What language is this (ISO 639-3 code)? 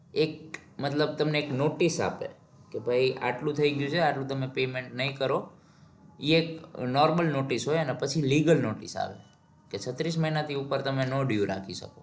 guj